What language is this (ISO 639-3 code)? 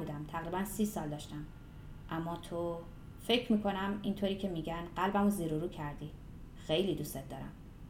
fas